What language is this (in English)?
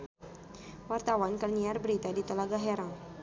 Sundanese